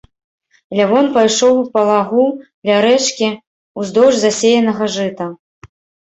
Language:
Belarusian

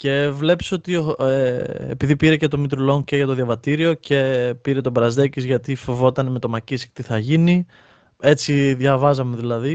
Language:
Greek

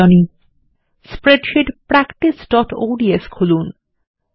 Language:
Bangla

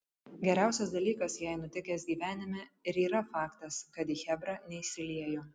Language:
Lithuanian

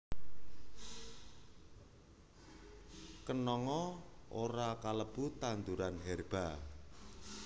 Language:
Javanese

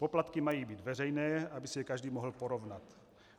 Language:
Czech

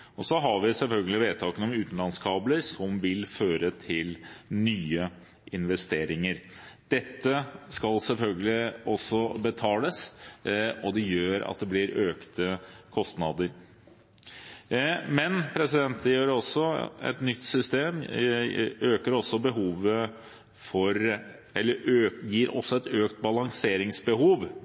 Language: Norwegian Bokmål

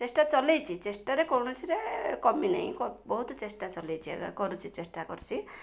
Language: Odia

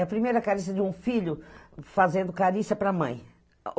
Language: Portuguese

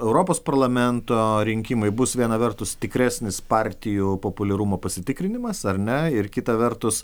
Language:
Lithuanian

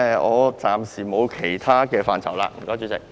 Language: Cantonese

